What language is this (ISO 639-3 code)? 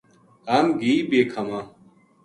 gju